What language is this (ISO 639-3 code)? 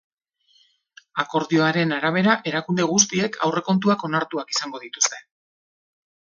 eus